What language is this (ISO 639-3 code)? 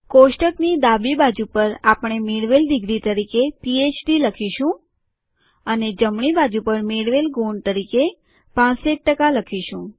guj